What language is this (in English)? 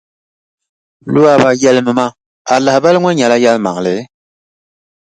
Dagbani